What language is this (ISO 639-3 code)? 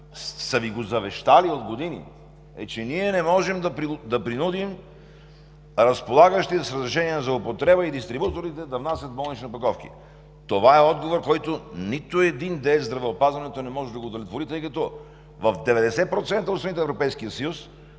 bul